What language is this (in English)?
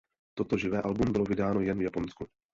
Czech